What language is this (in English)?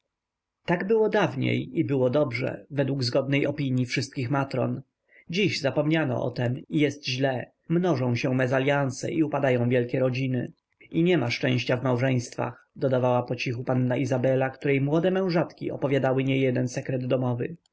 Polish